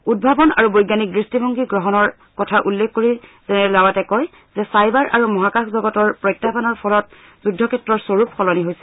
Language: Assamese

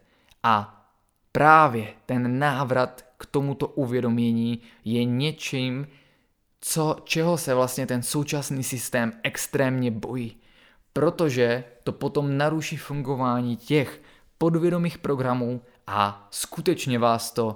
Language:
Czech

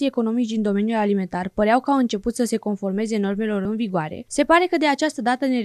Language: Romanian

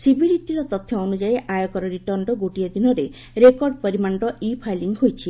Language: Odia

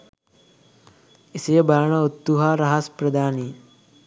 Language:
Sinhala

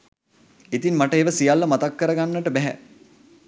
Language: Sinhala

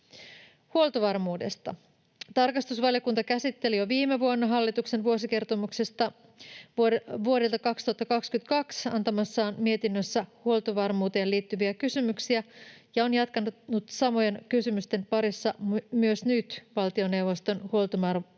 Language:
Finnish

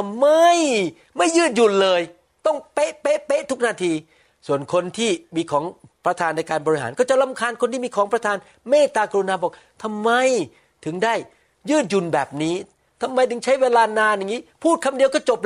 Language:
Thai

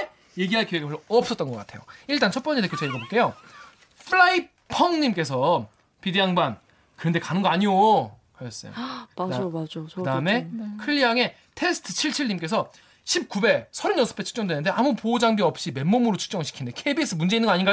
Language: Korean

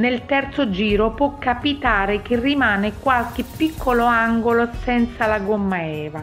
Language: Italian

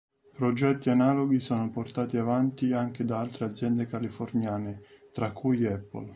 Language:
Italian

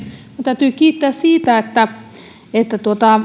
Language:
Finnish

